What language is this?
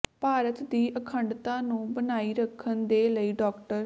Punjabi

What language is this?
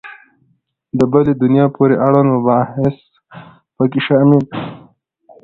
Pashto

